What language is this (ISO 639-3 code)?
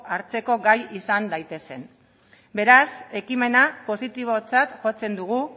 eus